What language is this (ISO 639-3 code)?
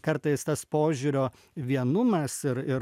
lit